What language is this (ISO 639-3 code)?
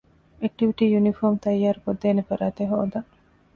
div